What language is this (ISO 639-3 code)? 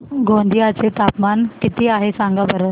mar